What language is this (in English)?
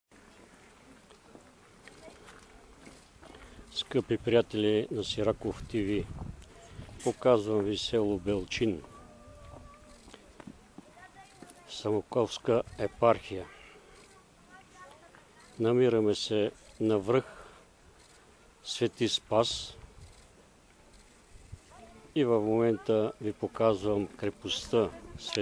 Bulgarian